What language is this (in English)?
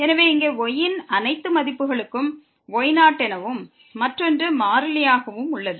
Tamil